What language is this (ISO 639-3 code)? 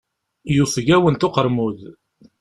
kab